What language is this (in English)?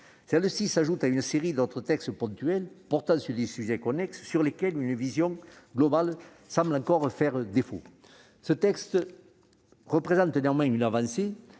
French